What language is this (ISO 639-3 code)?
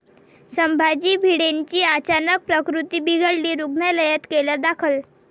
mar